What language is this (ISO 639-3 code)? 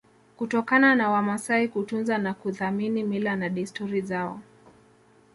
swa